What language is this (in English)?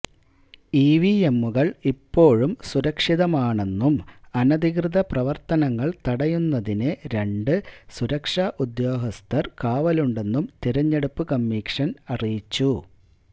Malayalam